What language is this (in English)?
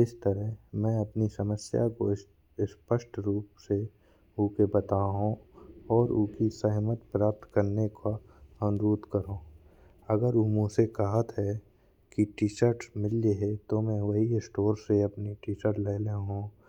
Bundeli